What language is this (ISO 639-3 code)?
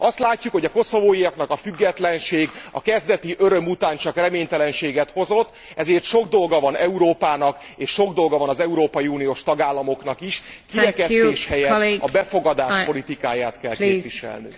hun